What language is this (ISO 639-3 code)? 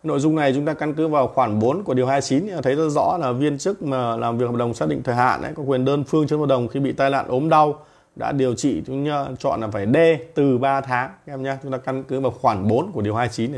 vie